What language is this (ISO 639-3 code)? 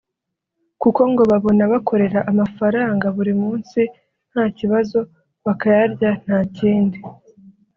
kin